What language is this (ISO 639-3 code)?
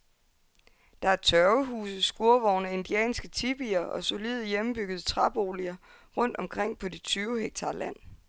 dan